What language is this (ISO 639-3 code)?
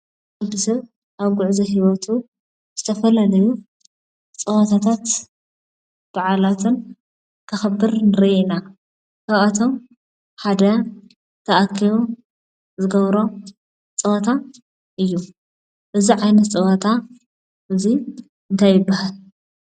tir